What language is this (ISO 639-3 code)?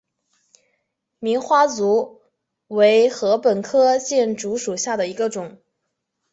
zho